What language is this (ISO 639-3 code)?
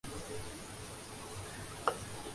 urd